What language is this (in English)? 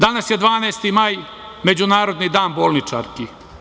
Serbian